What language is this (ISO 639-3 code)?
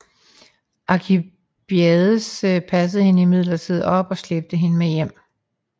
dan